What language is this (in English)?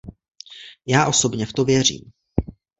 Czech